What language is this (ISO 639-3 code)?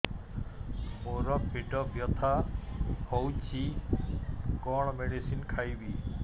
ori